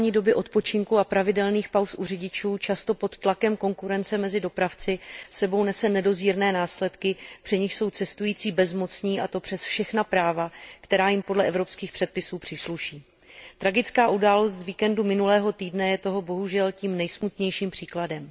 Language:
Czech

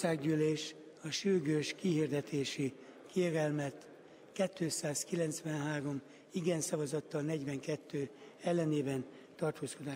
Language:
Hungarian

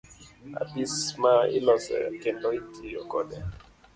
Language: Luo (Kenya and Tanzania)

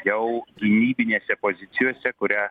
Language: Lithuanian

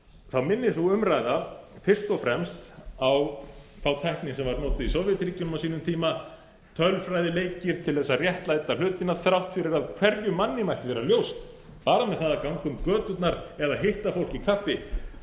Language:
Icelandic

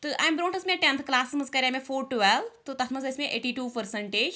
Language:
Kashmiri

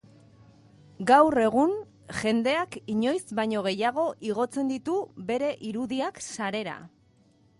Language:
Basque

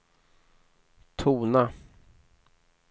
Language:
Swedish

